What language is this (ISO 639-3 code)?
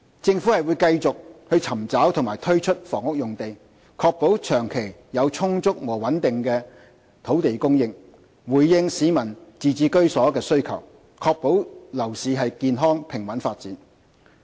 yue